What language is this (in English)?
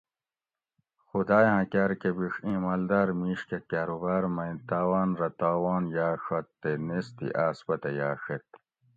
Gawri